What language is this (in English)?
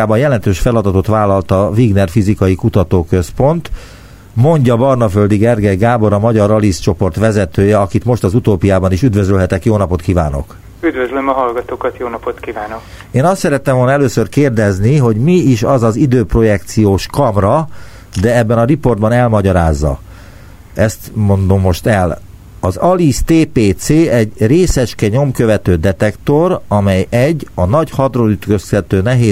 Hungarian